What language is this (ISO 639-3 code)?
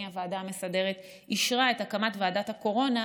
heb